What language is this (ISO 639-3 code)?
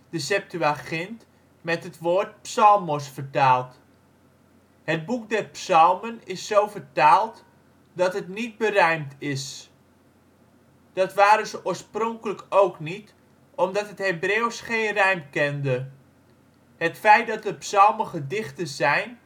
nld